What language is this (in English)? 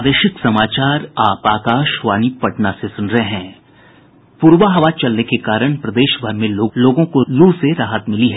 Hindi